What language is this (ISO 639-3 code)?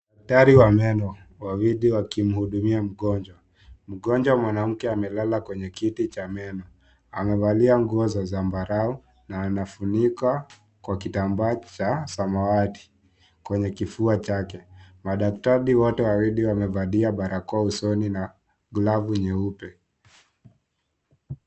swa